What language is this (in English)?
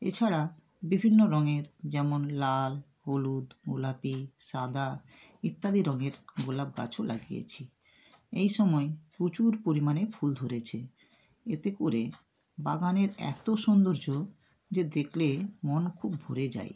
Bangla